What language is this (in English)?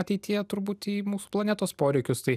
Lithuanian